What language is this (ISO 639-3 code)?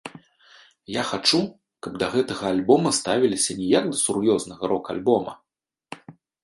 bel